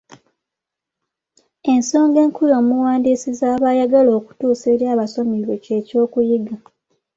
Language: Ganda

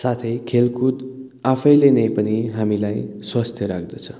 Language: Nepali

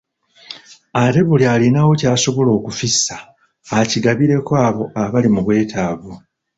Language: Ganda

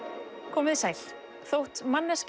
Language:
Icelandic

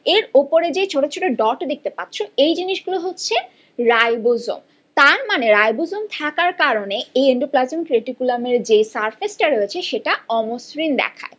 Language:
Bangla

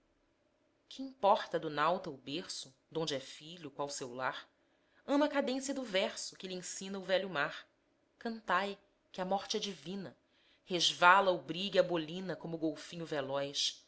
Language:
Portuguese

